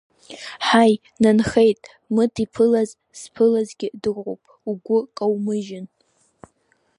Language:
Abkhazian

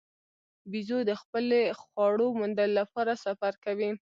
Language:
Pashto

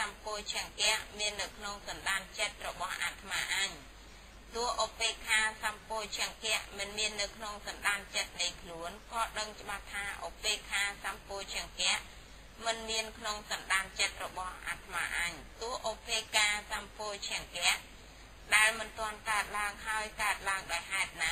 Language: Thai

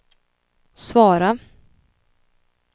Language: Swedish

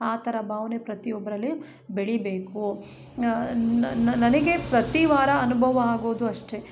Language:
Kannada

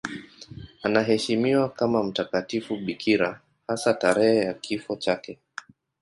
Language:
Swahili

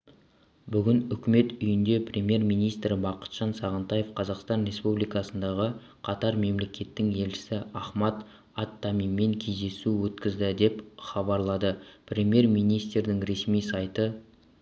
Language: Kazakh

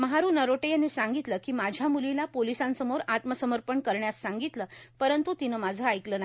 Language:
Marathi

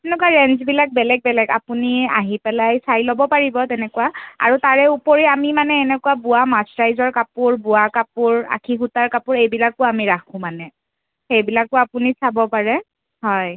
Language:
Assamese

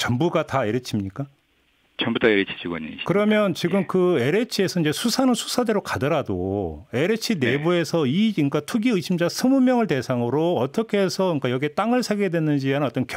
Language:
Korean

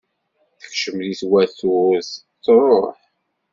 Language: Kabyle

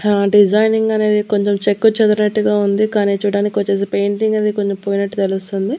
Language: Telugu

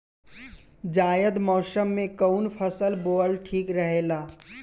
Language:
Bhojpuri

